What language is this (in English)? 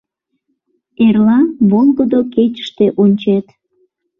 Mari